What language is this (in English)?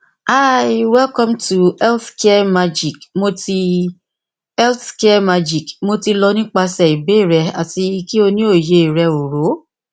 Yoruba